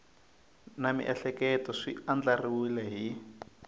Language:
Tsonga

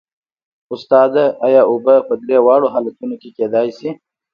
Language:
Pashto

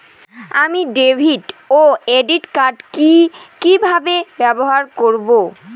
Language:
Bangla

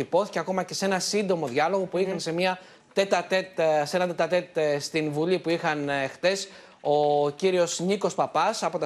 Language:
Greek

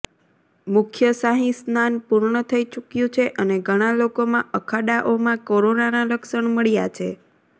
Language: Gujarati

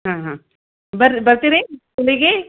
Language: Kannada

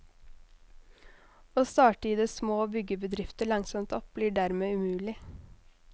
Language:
Norwegian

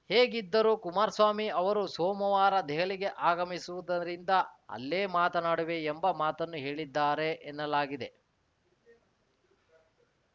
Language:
Kannada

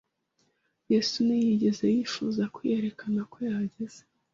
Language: Kinyarwanda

